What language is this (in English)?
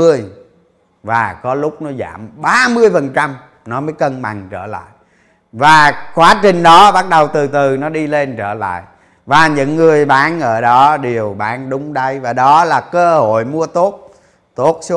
Vietnamese